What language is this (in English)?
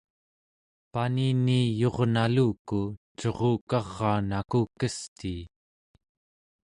Central Yupik